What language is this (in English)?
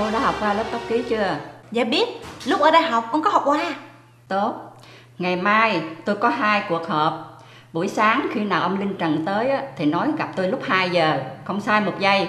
Vietnamese